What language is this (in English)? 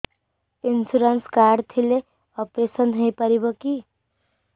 Odia